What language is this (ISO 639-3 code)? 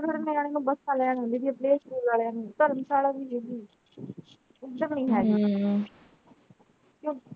pan